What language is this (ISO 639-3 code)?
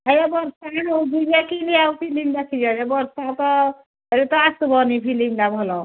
ori